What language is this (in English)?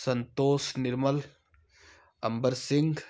Hindi